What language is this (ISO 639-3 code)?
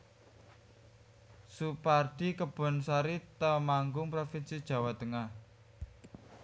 jav